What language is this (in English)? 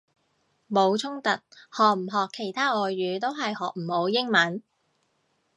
Cantonese